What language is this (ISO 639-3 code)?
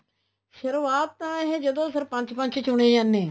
pan